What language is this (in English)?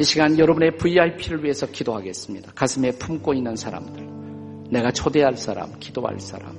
Korean